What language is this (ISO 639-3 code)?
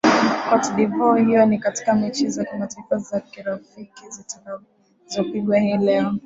swa